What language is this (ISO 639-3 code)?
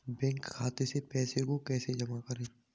hin